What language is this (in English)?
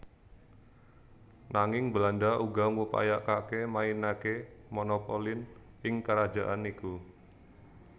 Javanese